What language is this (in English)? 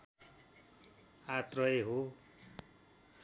Nepali